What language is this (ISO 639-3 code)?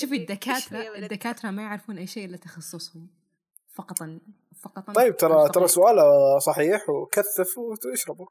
ara